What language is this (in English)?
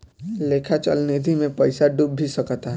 Bhojpuri